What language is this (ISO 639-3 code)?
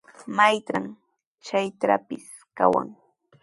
qws